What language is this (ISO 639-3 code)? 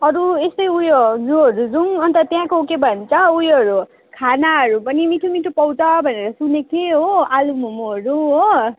nep